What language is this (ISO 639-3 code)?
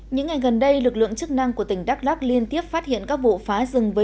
vie